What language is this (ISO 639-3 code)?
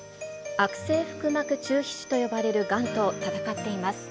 jpn